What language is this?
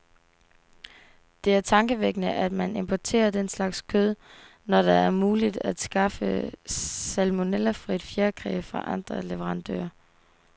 Danish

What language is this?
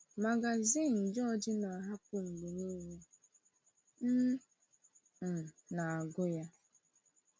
Igbo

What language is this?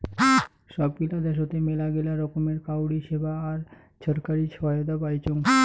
Bangla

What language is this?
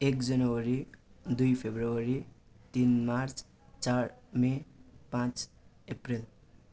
Nepali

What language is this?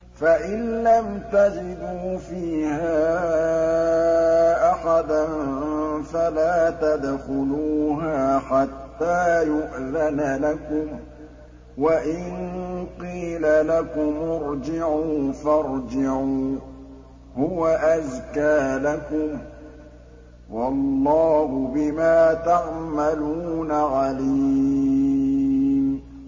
Arabic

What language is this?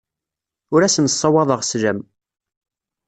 Kabyle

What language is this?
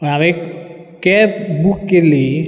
Konkani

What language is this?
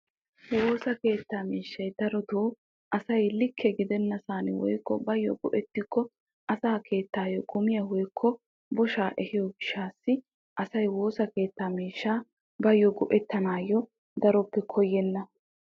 Wolaytta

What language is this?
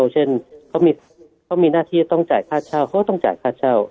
Thai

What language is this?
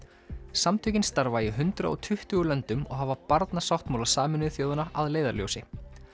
Icelandic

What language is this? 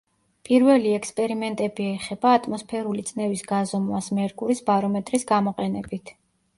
Georgian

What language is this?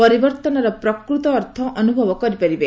Odia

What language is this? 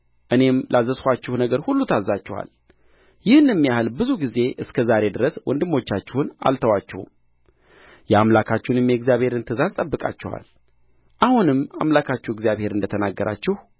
Amharic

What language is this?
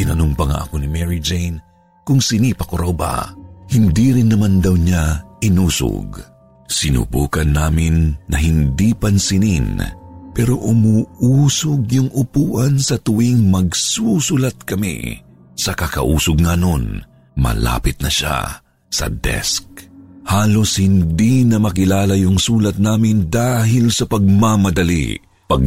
Filipino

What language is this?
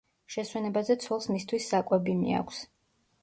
Georgian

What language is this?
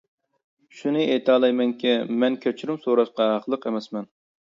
Uyghur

